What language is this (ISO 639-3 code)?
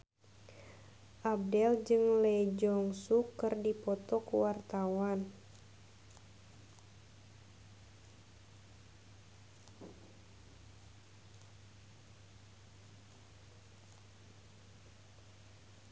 sun